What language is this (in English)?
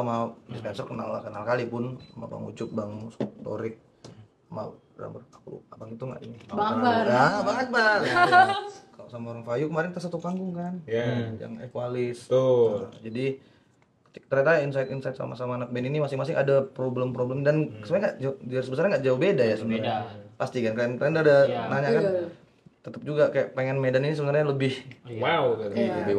Indonesian